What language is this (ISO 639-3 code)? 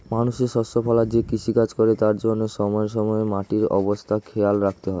ben